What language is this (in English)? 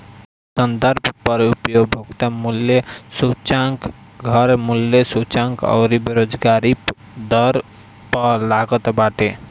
Bhojpuri